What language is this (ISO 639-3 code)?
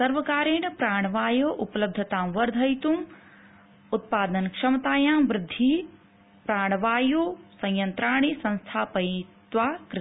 san